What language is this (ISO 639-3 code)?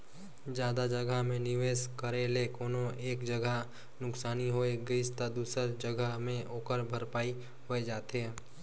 hne